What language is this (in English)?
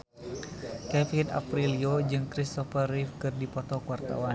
Sundanese